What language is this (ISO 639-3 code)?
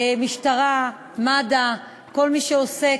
heb